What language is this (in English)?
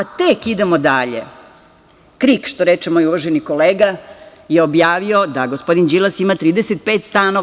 Serbian